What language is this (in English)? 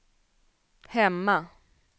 Swedish